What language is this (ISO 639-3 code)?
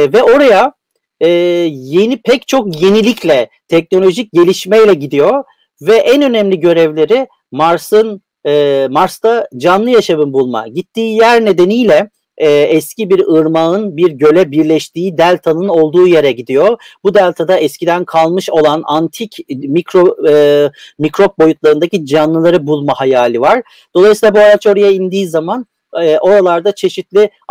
tur